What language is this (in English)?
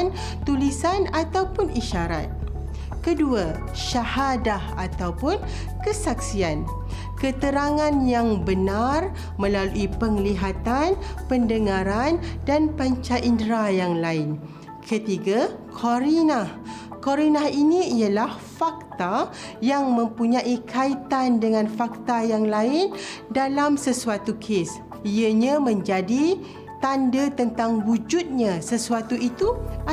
Malay